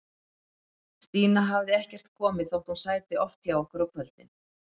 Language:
Icelandic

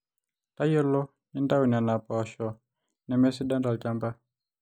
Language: Masai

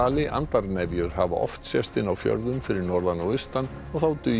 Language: Icelandic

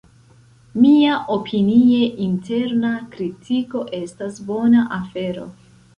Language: Esperanto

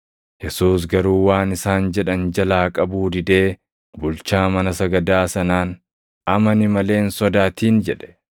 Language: Oromo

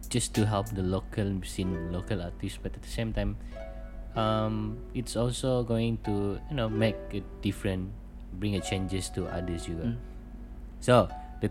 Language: Malay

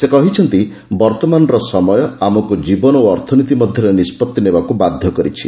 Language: Odia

